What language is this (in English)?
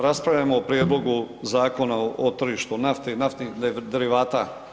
Croatian